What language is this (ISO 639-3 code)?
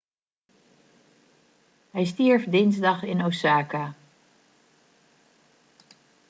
nld